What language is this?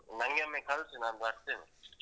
Kannada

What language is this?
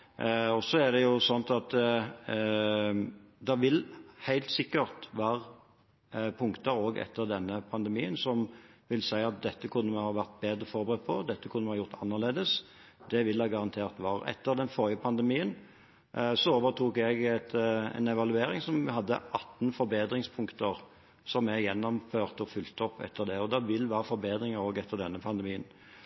Norwegian Bokmål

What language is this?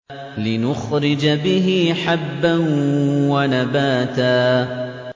Arabic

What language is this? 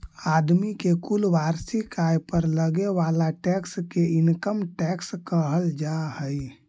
Magahi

